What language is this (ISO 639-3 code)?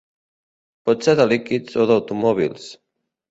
cat